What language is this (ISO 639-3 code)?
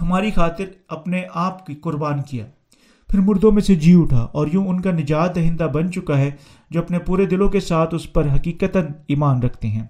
urd